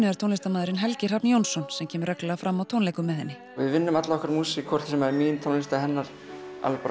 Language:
Icelandic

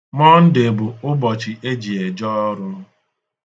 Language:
Igbo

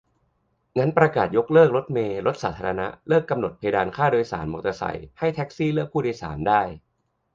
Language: Thai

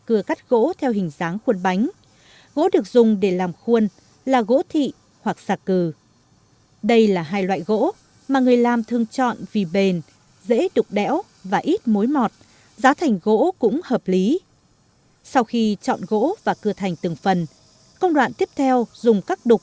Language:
Vietnamese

